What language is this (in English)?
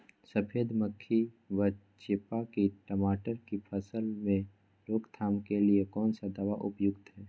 Magahi